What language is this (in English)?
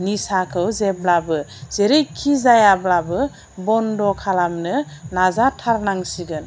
Bodo